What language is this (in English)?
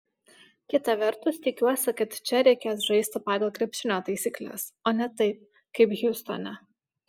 Lithuanian